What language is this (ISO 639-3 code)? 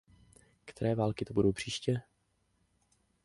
ces